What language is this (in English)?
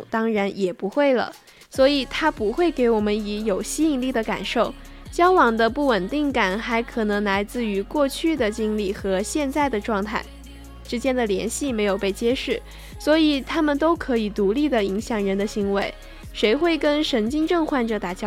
Chinese